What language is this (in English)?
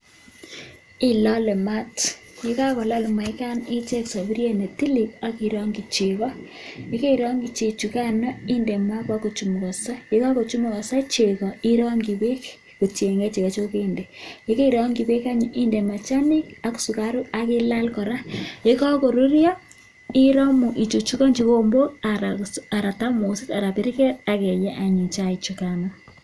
Kalenjin